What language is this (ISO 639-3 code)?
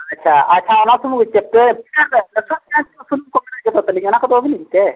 sat